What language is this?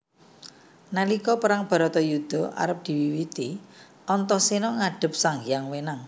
Javanese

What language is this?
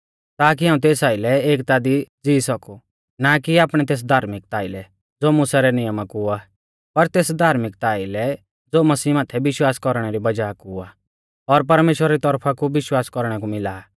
Mahasu Pahari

